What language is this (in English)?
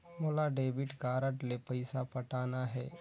Chhattisgarhi